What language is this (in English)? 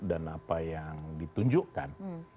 Indonesian